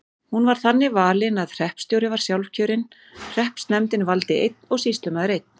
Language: Icelandic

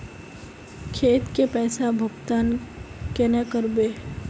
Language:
Magahi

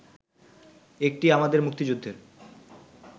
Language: Bangla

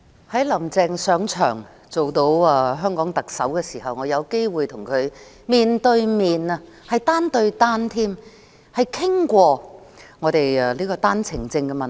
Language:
Cantonese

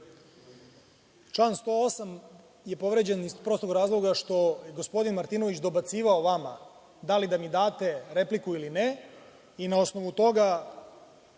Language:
Serbian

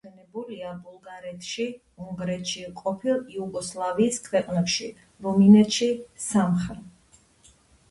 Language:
Georgian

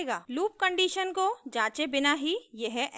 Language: Hindi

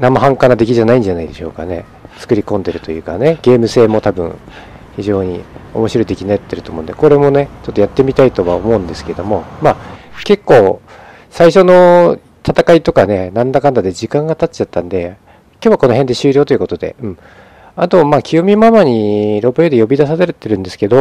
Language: Japanese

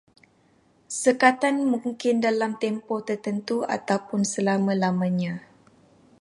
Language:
Malay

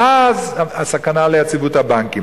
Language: Hebrew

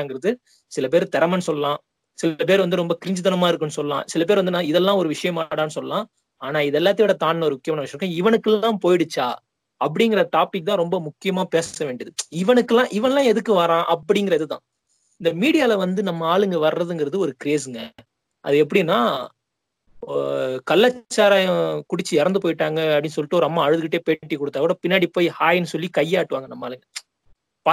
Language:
Tamil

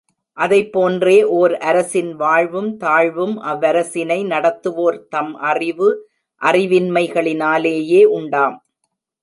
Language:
Tamil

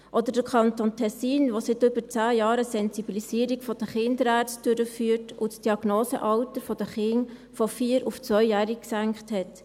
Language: Swiss German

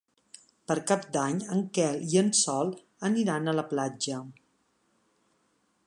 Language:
Catalan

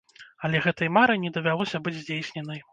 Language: Belarusian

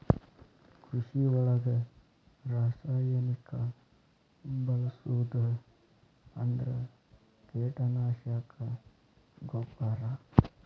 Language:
Kannada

